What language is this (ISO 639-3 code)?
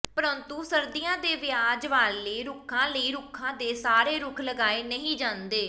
pan